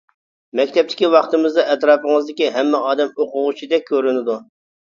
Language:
Uyghur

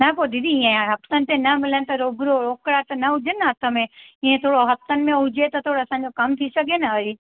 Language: Sindhi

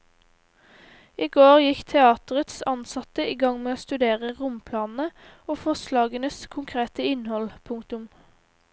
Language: Norwegian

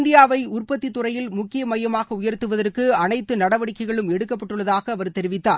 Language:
Tamil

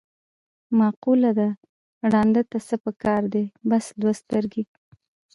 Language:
Pashto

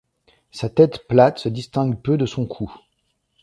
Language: French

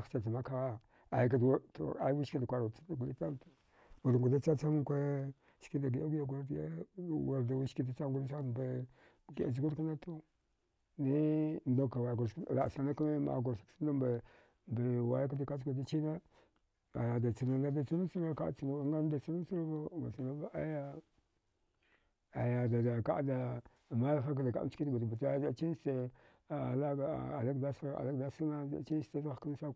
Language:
Dghwede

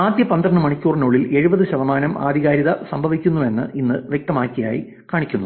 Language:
Malayalam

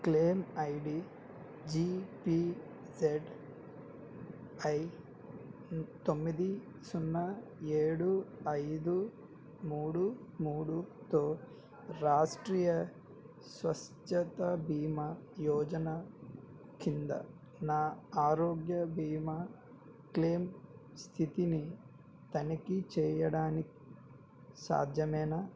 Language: Telugu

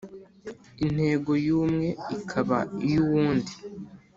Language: Kinyarwanda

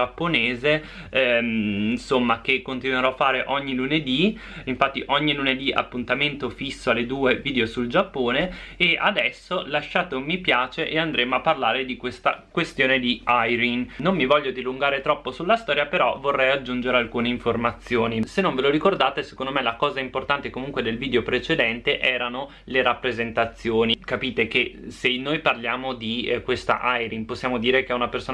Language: Italian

